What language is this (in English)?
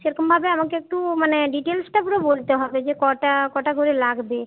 Bangla